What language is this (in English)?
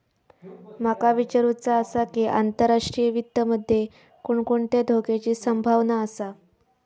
Marathi